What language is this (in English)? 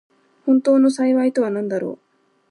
Japanese